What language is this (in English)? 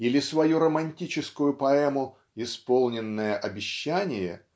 Russian